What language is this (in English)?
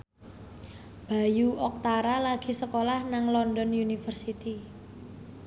Javanese